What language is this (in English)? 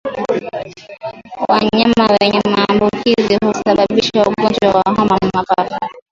Swahili